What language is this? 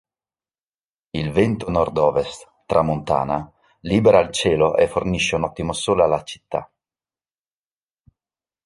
Italian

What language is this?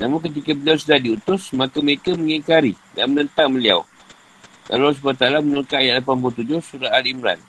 Malay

